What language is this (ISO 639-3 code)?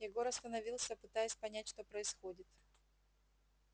rus